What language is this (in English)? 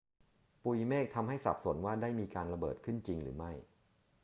Thai